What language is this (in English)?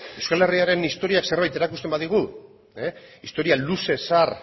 Basque